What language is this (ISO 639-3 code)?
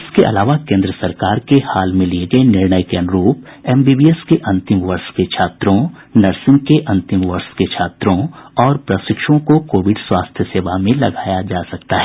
hin